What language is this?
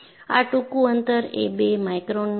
Gujarati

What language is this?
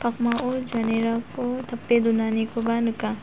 Garo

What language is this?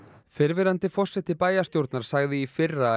Icelandic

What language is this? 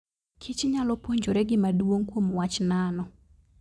Luo (Kenya and Tanzania)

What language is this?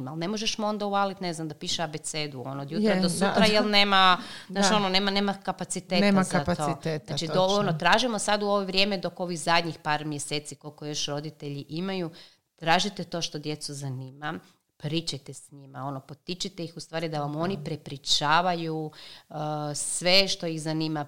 Croatian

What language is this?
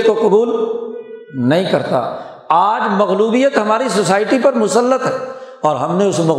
Urdu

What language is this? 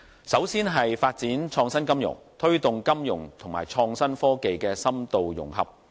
Cantonese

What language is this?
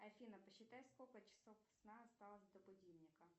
Russian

